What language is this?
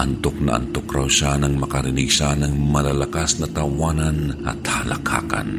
Filipino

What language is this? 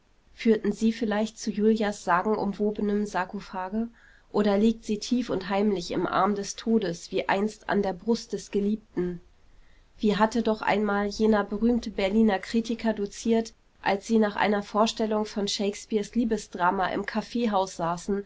German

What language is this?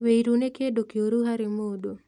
Kikuyu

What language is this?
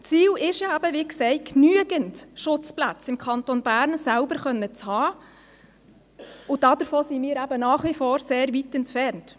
Swiss German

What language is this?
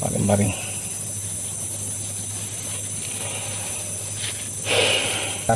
Indonesian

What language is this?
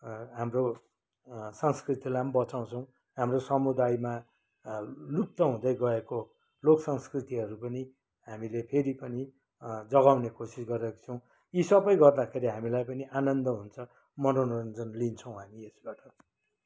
Nepali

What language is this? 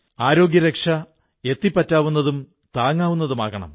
Malayalam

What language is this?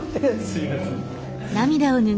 Japanese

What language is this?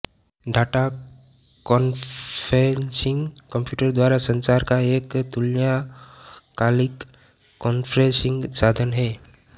Hindi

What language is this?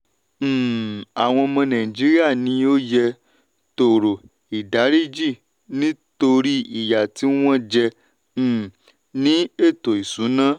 Yoruba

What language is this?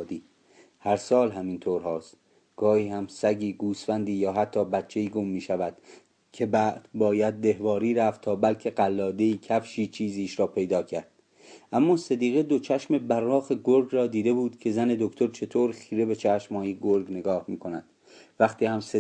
Persian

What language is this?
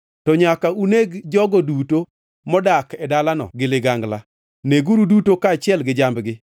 Luo (Kenya and Tanzania)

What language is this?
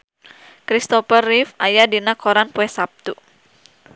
Sundanese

